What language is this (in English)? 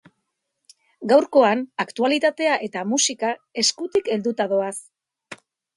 Basque